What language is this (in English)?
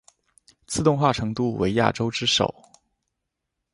Chinese